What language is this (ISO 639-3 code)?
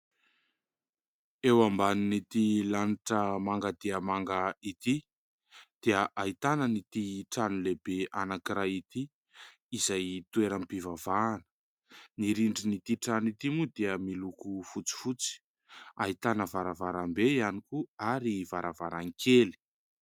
mlg